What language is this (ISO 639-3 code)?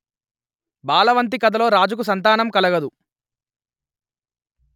tel